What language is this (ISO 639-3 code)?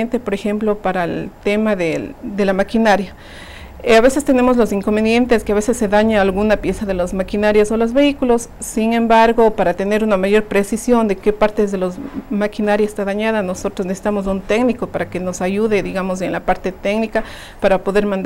spa